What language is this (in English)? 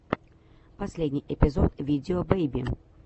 Russian